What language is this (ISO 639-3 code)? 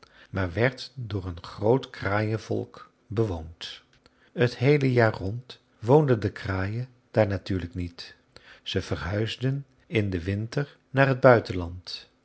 nld